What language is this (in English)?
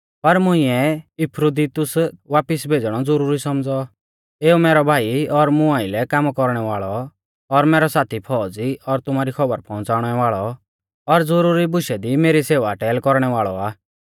Mahasu Pahari